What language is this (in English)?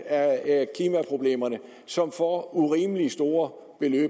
Danish